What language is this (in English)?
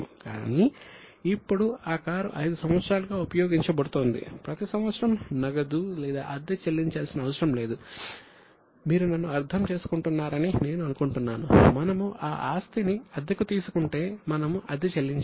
Telugu